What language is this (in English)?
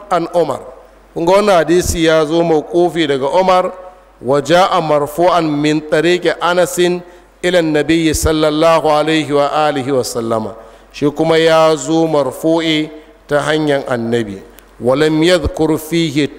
Arabic